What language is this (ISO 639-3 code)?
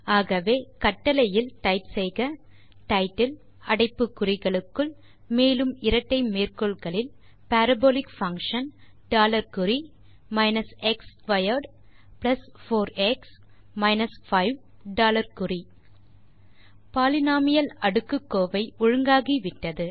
tam